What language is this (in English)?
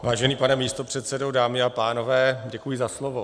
Czech